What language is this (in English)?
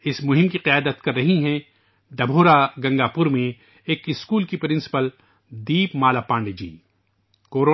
Urdu